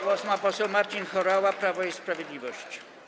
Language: Polish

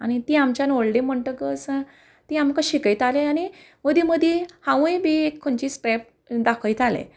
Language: Konkani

